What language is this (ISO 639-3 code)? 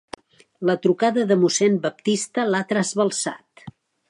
cat